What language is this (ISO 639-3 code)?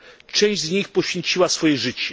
pol